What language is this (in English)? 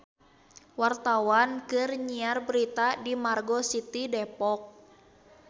Sundanese